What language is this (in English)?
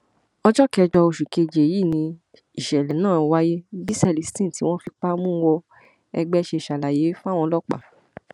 Yoruba